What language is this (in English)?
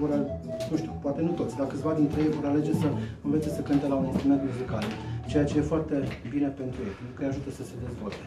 Romanian